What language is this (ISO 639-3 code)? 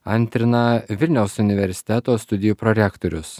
lit